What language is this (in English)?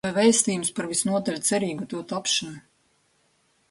Latvian